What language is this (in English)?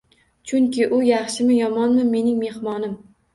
Uzbek